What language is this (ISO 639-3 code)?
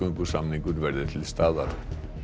isl